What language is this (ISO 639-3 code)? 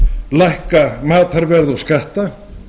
isl